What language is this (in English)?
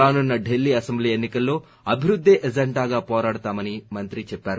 Telugu